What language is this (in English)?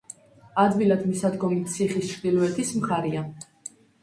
Georgian